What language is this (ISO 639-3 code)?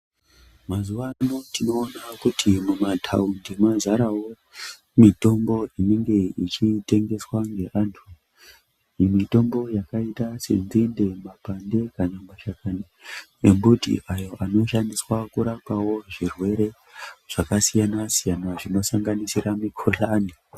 ndc